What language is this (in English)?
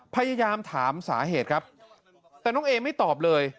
Thai